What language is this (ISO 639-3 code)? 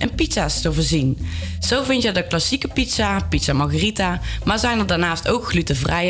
nld